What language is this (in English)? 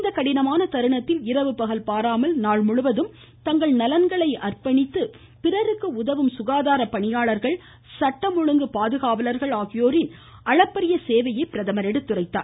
Tamil